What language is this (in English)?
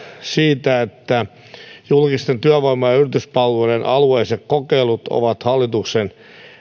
Finnish